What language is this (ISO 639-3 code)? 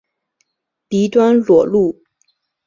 zho